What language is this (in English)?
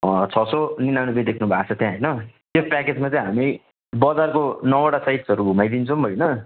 Nepali